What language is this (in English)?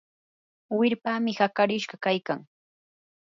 Yanahuanca Pasco Quechua